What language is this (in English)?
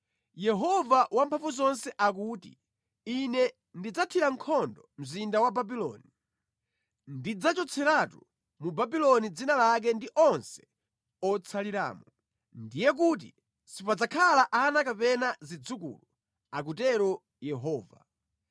Nyanja